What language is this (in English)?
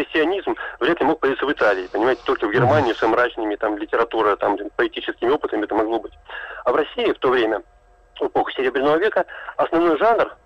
Russian